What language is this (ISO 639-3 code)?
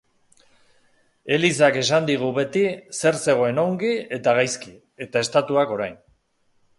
eus